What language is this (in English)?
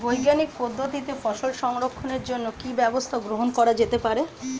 Bangla